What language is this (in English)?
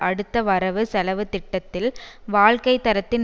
Tamil